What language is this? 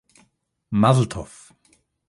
German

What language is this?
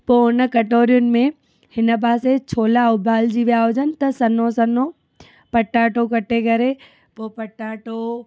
Sindhi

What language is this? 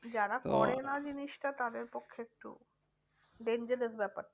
Bangla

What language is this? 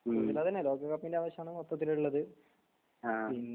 Malayalam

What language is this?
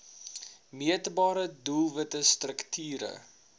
Afrikaans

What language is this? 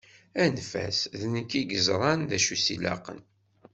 Kabyle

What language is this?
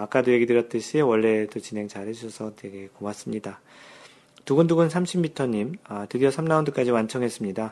Korean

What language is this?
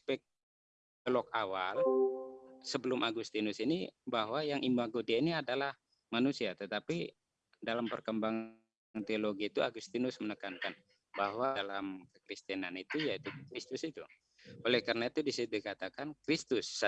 Indonesian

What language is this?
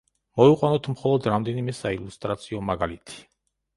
Georgian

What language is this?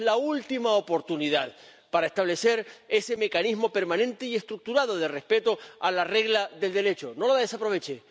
Spanish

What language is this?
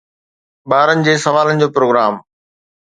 Sindhi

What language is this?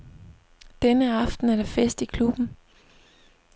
Danish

